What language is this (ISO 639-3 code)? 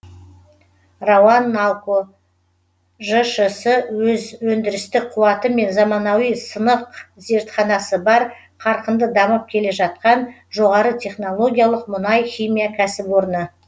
kaz